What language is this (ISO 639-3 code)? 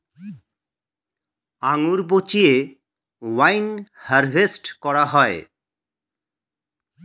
ben